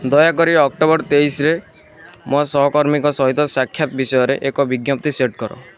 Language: Odia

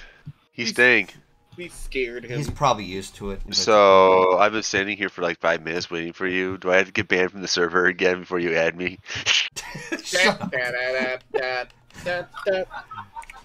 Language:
English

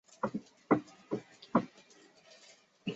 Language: Chinese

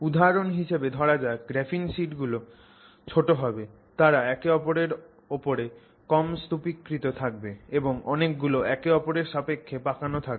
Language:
Bangla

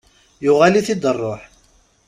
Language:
Kabyle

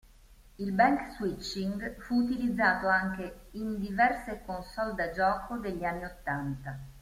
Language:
Italian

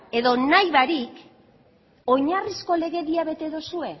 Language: Basque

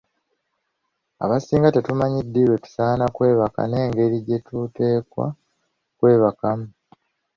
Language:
Ganda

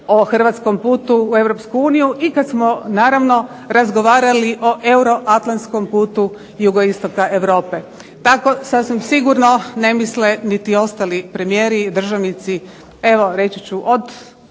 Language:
Croatian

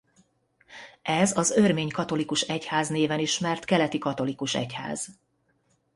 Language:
Hungarian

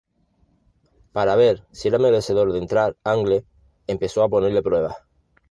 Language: Spanish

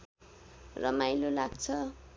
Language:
Nepali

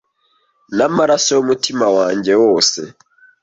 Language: Kinyarwanda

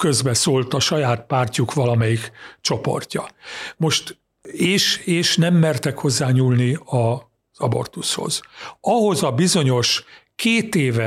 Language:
Hungarian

